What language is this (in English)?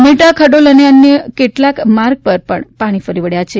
Gujarati